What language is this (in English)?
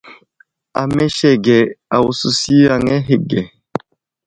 Wuzlam